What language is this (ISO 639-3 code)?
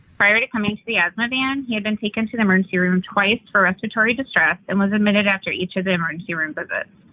eng